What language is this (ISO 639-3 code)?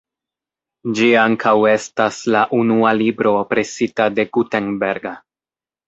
epo